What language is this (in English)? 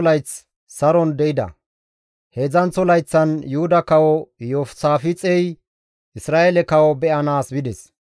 Gamo